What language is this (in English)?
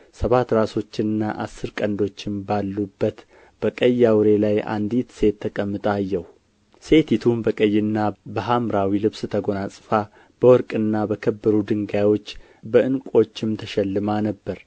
Amharic